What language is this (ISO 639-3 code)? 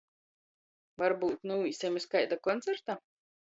ltg